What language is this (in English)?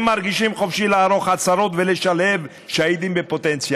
Hebrew